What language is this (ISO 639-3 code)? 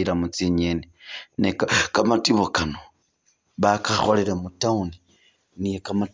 myx